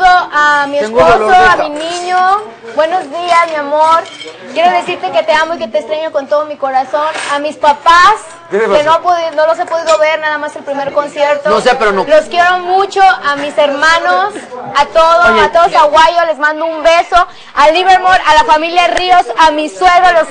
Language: Spanish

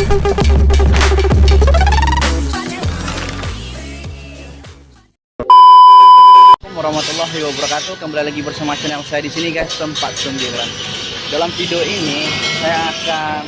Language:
Indonesian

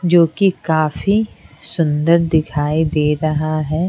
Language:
Hindi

